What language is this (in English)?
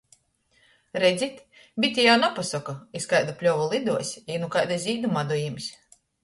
Latgalian